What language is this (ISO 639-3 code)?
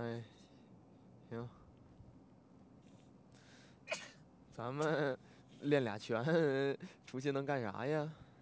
zho